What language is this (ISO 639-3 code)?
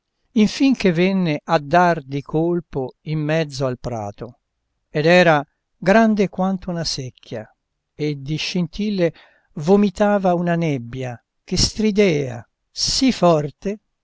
ita